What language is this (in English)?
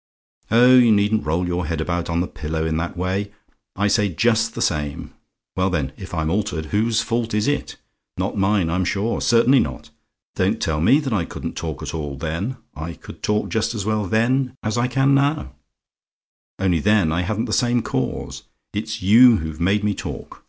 English